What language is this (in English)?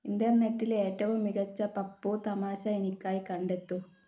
Malayalam